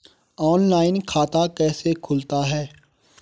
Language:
Hindi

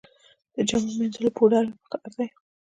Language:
Pashto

